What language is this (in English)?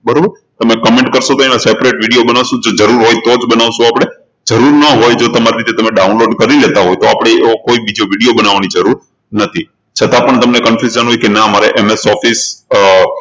Gujarati